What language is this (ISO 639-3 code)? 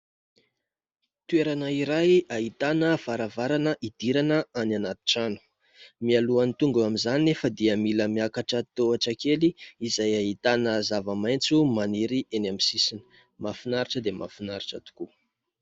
mlg